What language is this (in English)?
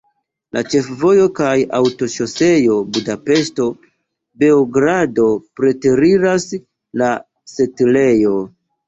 Esperanto